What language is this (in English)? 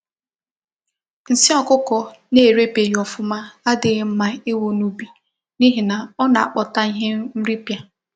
Igbo